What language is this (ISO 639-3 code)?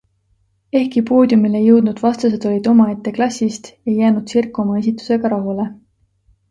est